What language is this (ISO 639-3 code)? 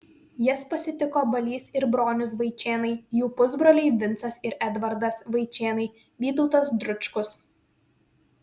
lit